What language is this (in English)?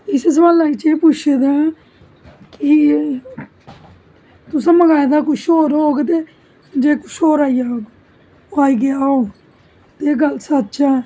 Dogri